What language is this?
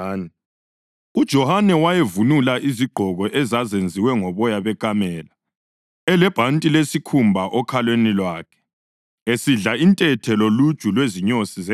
North Ndebele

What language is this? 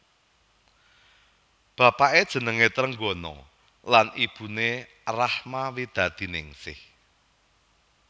Javanese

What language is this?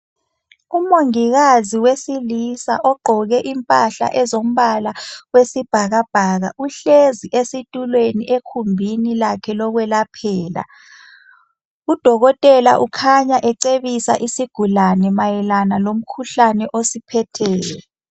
North Ndebele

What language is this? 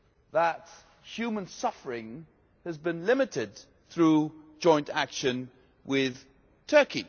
English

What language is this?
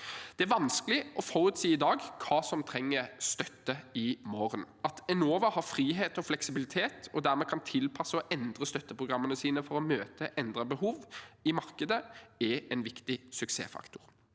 Norwegian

